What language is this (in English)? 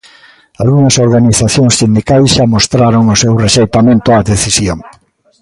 Galician